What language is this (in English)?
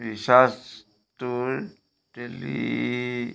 Assamese